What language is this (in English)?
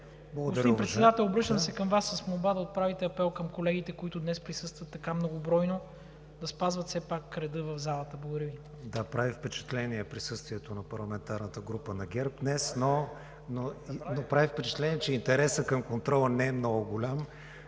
Bulgarian